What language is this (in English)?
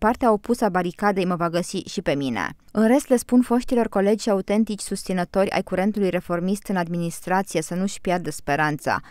Romanian